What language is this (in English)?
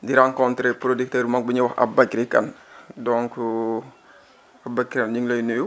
Wolof